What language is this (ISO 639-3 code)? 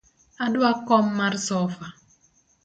luo